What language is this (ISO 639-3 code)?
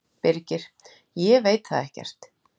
isl